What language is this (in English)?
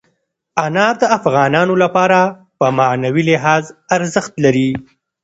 Pashto